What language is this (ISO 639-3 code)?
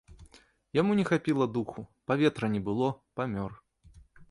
bel